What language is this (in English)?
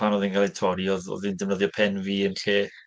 Welsh